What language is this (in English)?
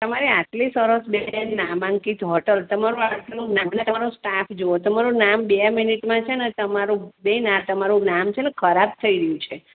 Gujarati